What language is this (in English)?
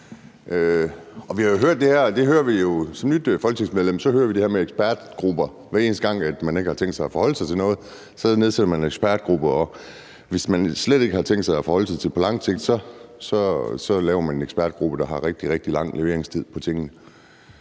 Danish